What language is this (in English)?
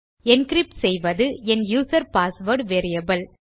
Tamil